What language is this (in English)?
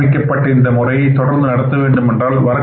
Tamil